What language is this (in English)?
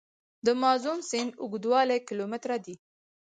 Pashto